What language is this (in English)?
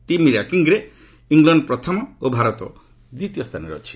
Odia